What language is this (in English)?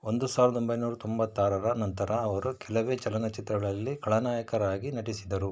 Kannada